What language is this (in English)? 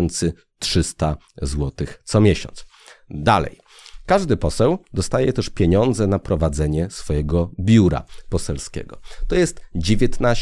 Polish